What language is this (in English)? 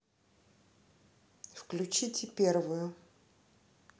Russian